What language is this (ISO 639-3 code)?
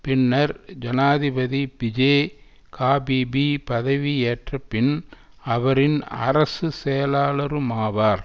tam